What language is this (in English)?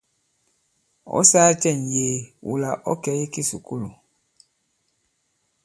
Bankon